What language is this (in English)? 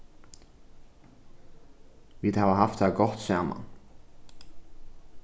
Faroese